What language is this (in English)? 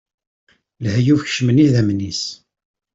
Kabyle